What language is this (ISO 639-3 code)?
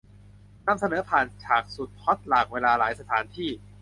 tha